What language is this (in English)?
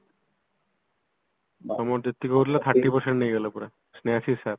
Odia